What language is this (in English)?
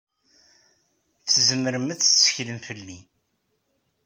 Kabyle